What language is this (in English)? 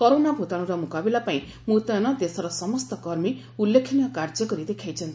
Odia